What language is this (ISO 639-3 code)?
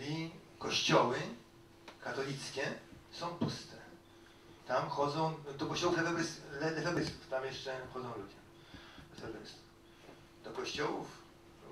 pol